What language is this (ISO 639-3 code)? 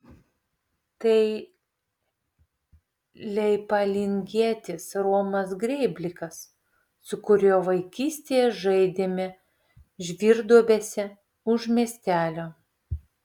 lit